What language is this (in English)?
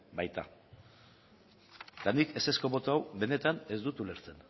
Basque